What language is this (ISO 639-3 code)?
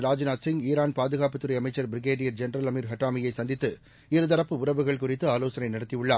tam